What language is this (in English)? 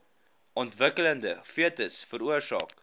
Afrikaans